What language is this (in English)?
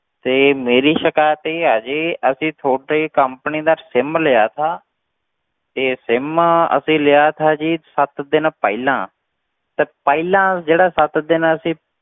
Punjabi